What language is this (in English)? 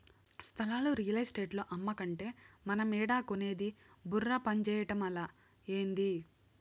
Telugu